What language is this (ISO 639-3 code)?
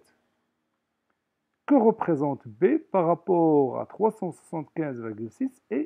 fra